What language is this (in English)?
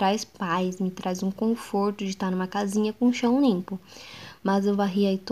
Portuguese